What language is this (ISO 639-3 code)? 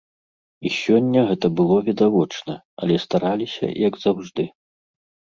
bel